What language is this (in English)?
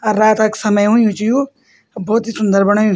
Garhwali